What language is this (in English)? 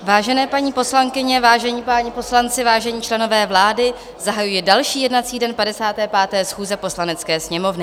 Czech